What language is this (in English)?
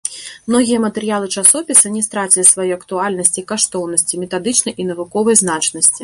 Belarusian